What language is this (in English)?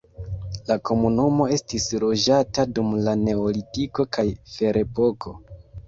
Esperanto